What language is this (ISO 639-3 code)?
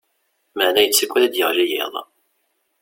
kab